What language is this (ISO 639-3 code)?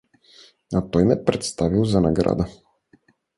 bul